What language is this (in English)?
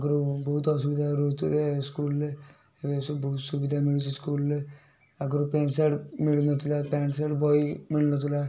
Odia